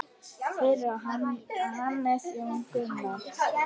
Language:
Icelandic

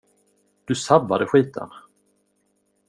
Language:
Swedish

